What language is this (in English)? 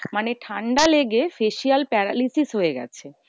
Bangla